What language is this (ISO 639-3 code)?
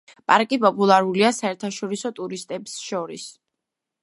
kat